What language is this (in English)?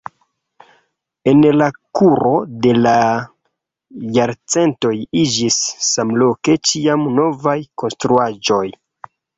Esperanto